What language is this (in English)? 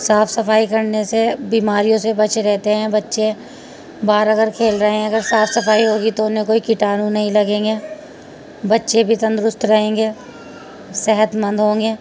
Urdu